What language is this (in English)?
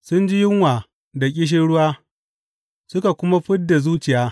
Hausa